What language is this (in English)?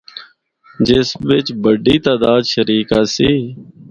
Northern Hindko